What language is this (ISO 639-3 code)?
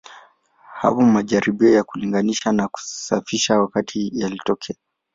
swa